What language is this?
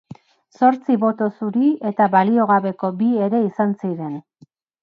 Basque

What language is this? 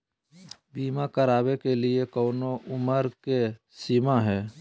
Magahi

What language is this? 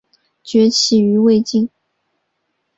Chinese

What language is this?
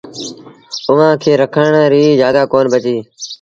Sindhi Bhil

